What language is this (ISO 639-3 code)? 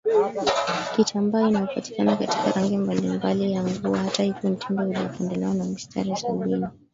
swa